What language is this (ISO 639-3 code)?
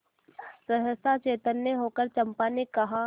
hin